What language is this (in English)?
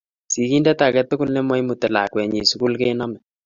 Kalenjin